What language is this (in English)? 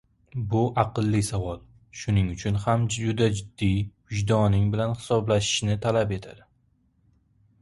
Uzbek